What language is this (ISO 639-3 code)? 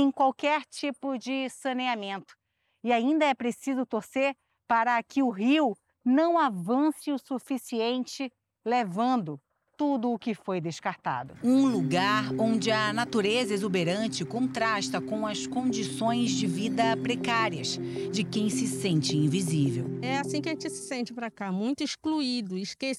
por